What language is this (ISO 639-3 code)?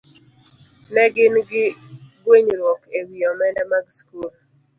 luo